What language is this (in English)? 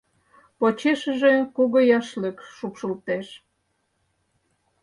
Mari